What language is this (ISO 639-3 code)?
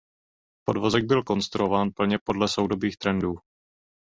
ces